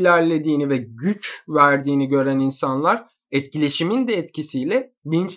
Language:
Turkish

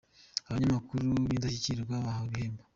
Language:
Kinyarwanda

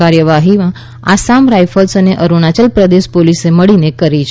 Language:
Gujarati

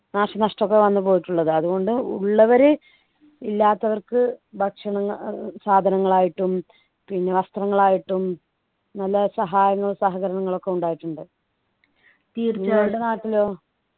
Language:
Malayalam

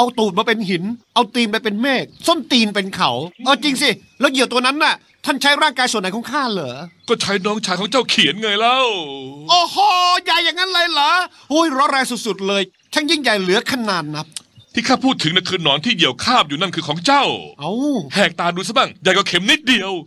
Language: Thai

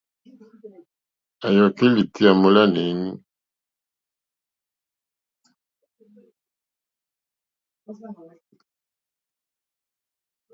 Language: Mokpwe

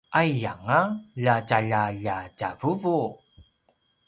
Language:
Paiwan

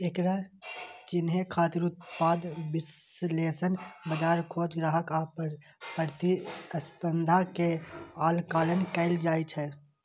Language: Maithili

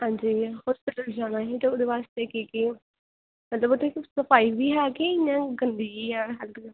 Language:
Dogri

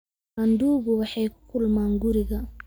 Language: Somali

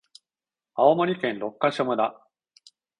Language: Japanese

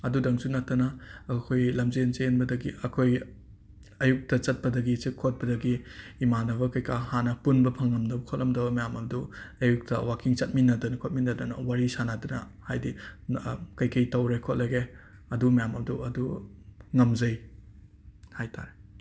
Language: Manipuri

